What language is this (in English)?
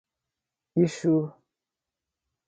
Portuguese